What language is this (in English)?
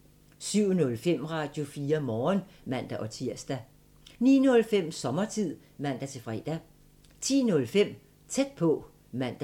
Danish